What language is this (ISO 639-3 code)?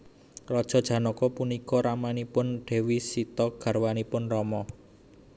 jav